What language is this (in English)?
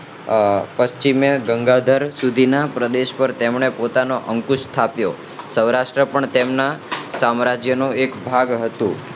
Gujarati